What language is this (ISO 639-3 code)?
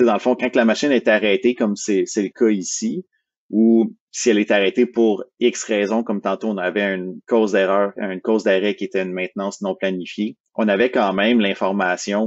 fra